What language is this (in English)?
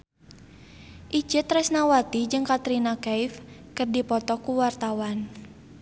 Sundanese